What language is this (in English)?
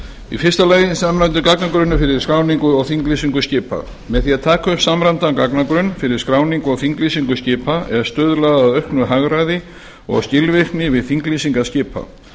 Icelandic